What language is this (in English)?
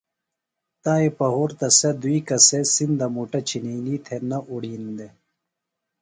Phalura